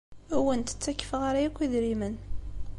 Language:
Kabyle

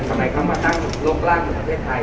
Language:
Thai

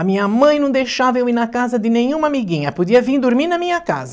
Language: Portuguese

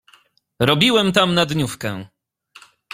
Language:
Polish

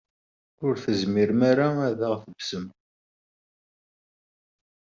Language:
Kabyle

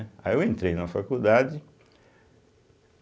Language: Portuguese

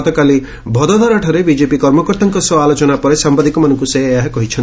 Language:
Odia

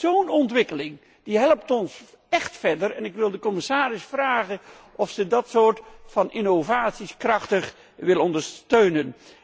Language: Dutch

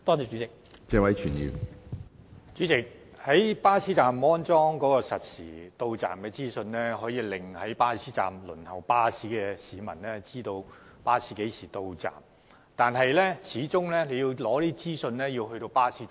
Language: Cantonese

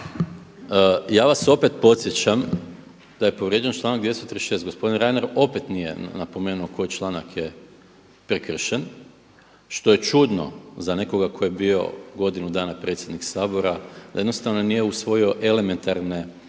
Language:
Croatian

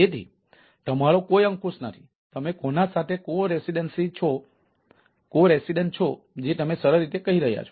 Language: Gujarati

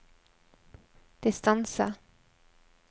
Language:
Norwegian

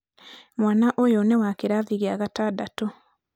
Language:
Kikuyu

